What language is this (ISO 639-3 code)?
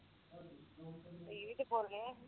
pan